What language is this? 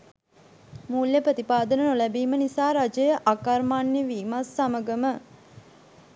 Sinhala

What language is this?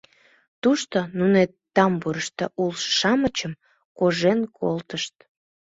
Mari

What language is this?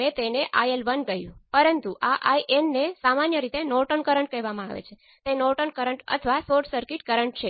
Gujarati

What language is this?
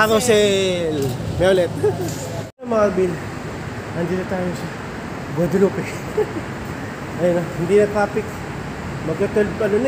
Filipino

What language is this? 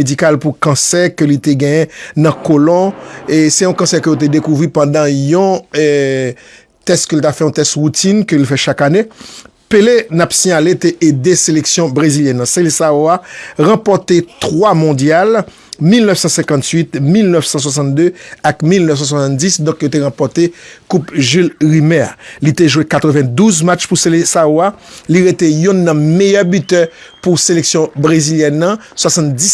French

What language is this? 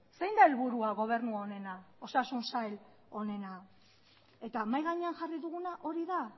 Basque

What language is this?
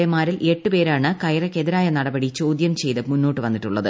Malayalam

